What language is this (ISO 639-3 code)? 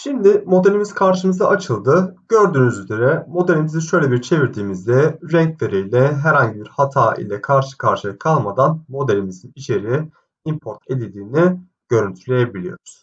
tur